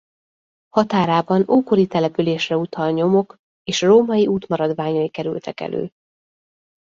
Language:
Hungarian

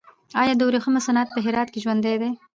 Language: Pashto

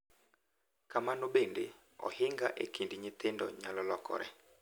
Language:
Luo (Kenya and Tanzania)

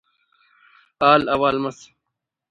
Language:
Brahui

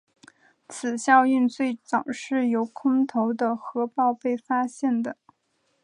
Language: Chinese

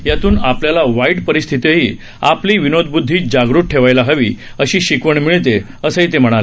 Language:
Marathi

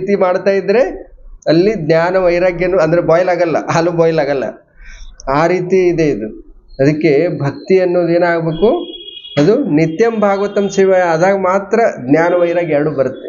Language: Kannada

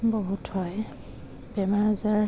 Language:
Assamese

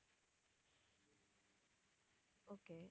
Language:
Tamil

